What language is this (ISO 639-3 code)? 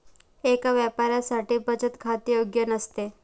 mar